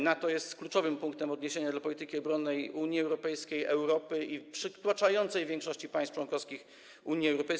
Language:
Polish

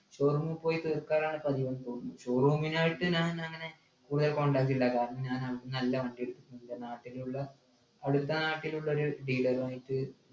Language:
Malayalam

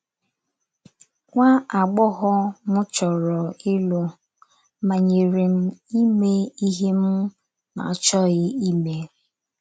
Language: Igbo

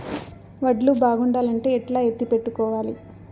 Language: Telugu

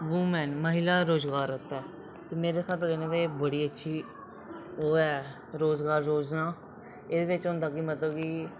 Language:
Dogri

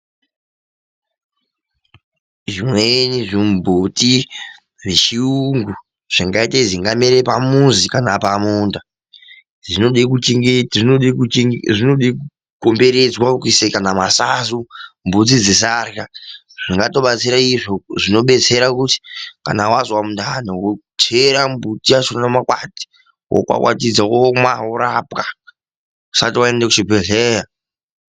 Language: Ndau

